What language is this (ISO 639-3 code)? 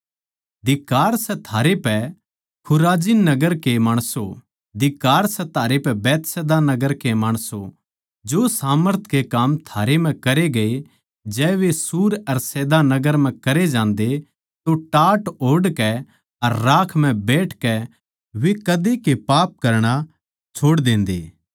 bgc